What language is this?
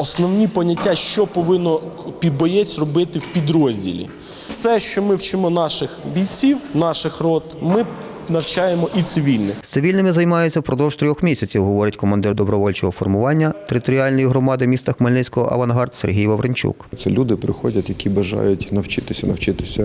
Ukrainian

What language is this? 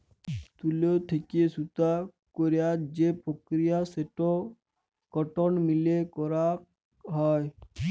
Bangla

